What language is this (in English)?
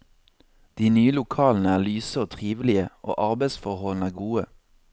Norwegian